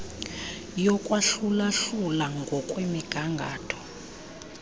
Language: Xhosa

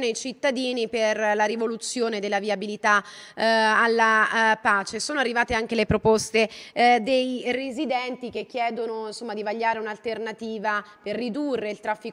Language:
Italian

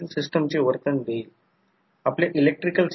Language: Marathi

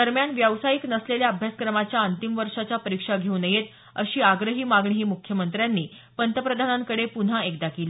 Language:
Marathi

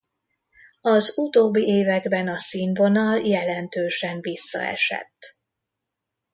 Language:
Hungarian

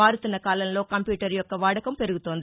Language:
Telugu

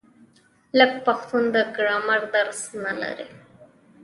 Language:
Pashto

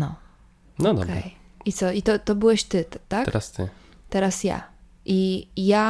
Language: Polish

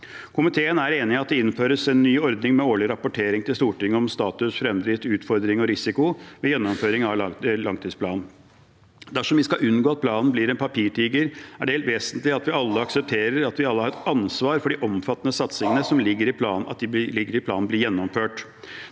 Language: Norwegian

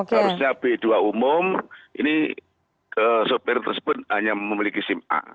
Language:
Indonesian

